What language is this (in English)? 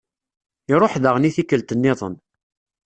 Kabyle